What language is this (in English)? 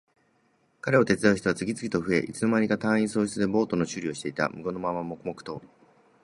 Japanese